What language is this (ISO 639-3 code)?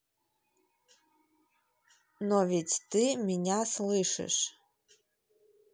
rus